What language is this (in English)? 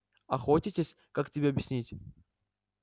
Russian